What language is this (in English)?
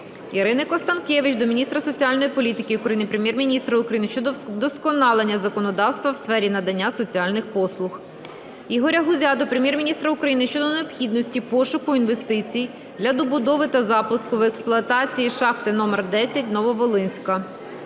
Ukrainian